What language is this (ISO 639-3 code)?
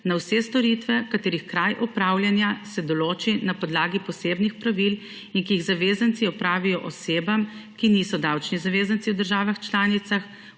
slv